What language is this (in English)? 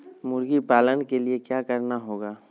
Magahi